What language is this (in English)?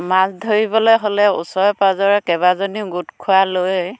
Assamese